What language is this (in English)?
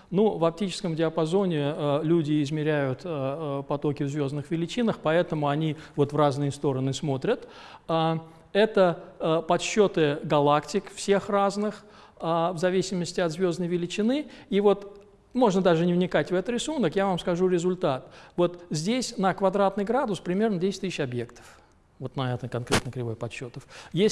Russian